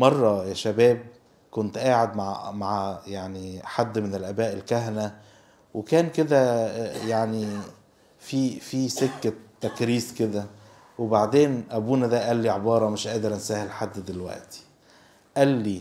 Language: Arabic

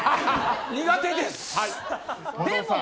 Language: Japanese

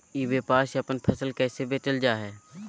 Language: Magahi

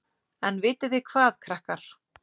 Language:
Icelandic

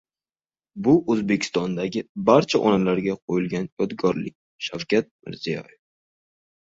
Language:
Uzbek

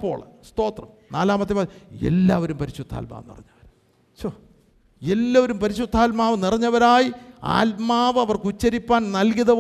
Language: Malayalam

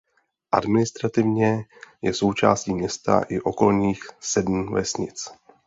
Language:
Czech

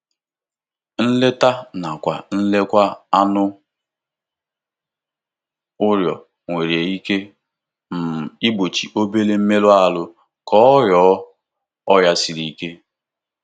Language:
Igbo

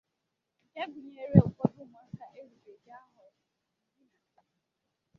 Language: Igbo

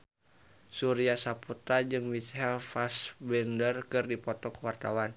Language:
Sundanese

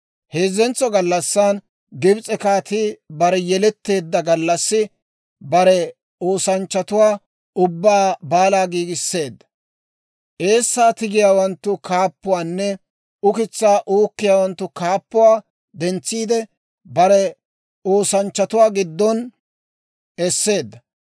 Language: Dawro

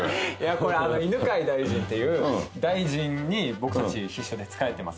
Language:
Japanese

